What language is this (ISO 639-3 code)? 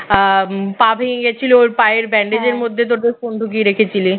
ben